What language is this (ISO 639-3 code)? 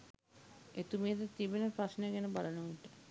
sin